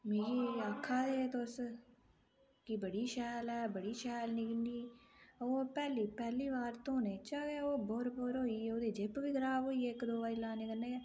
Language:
Dogri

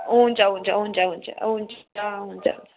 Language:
Nepali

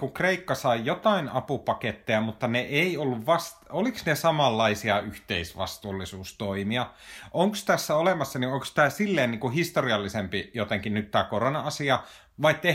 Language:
Finnish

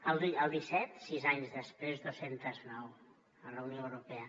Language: Catalan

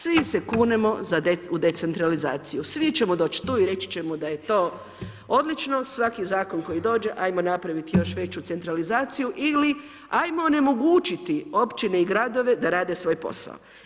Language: Croatian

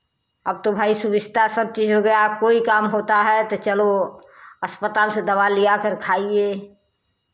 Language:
Hindi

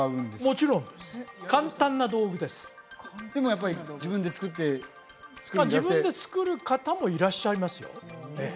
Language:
Japanese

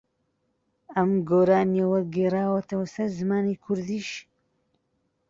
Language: Central Kurdish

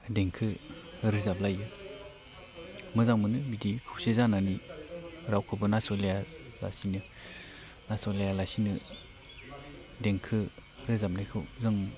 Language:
Bodo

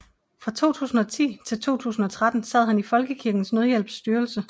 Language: Danish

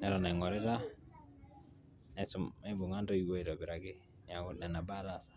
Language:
Masai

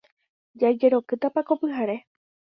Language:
Guarani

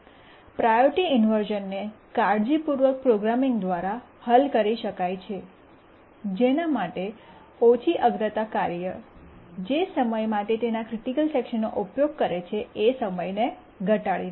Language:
Gujarati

